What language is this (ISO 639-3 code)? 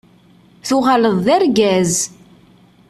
kab